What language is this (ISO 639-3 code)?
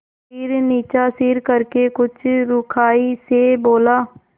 hin